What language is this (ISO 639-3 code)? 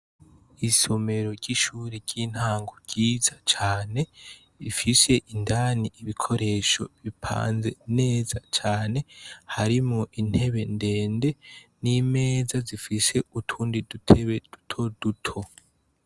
run